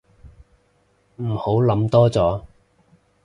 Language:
Cantonese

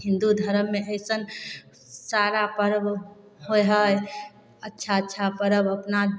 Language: Maithili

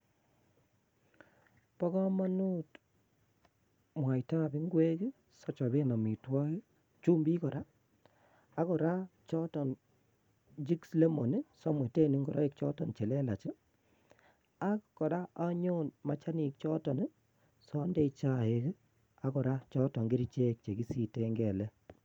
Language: Kalenjin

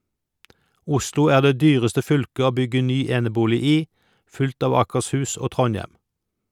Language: Norwegian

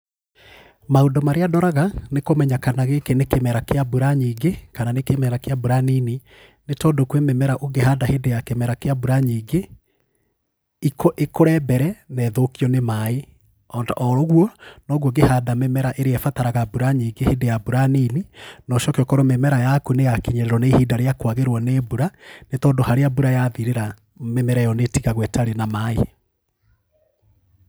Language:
Kikuyu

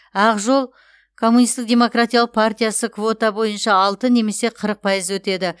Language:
Kazakh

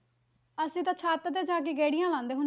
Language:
Punjabi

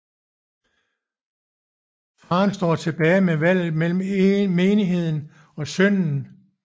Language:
Danish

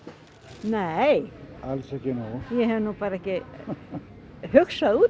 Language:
Icelandic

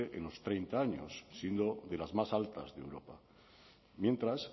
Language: Spanish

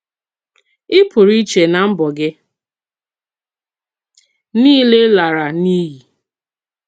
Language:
Igbo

